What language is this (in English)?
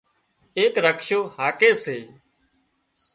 Wadiyara Koli